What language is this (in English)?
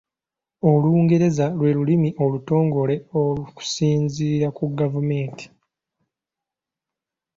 Ganda